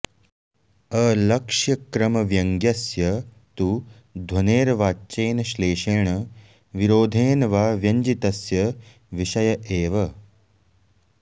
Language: Sanskrit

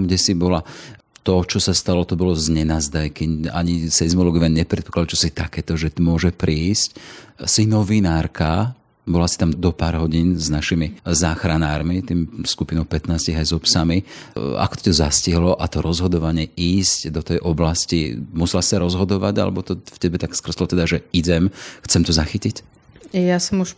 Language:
Slovak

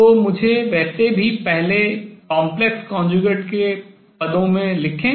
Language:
Hindi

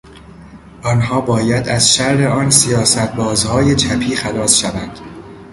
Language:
Persian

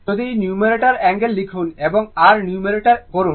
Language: Bangla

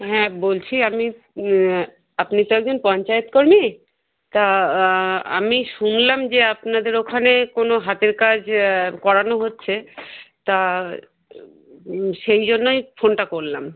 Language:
Bangla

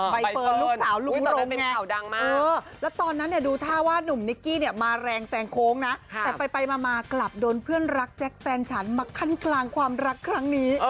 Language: Thai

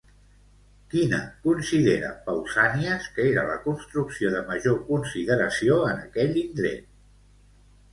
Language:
Catalan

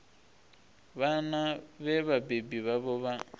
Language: Venda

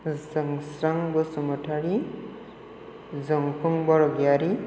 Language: Bodo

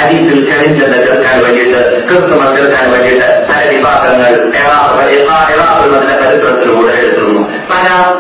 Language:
Malayalam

